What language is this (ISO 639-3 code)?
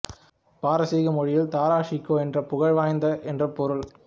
tam